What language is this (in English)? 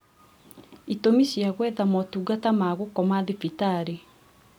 Kikuyu